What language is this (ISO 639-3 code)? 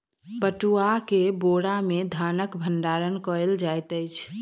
mai